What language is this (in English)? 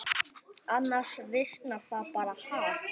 Icelandic